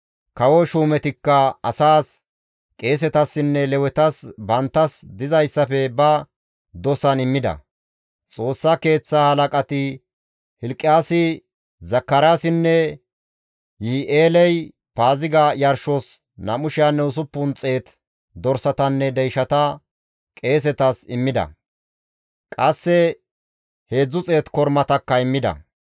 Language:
Gamo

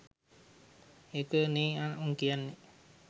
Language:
Sinhala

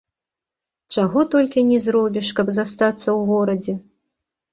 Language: Belarusian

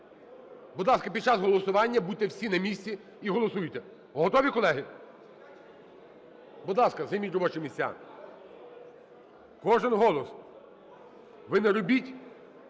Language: Ukrainian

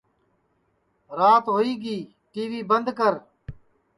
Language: Sansi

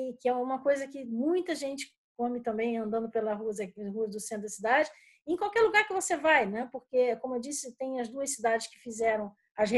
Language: Portuguese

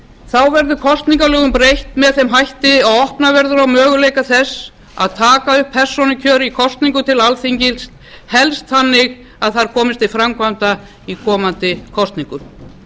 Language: Icelandic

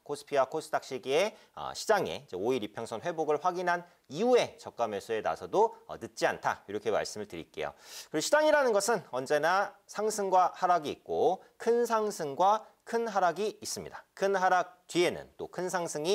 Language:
Korean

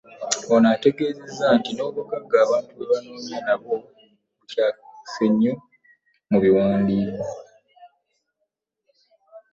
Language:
Ganda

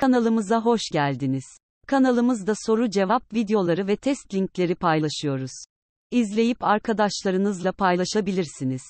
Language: Turkish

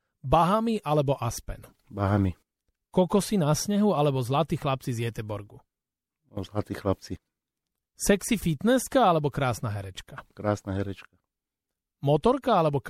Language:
Slovak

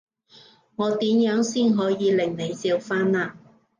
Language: Cantonese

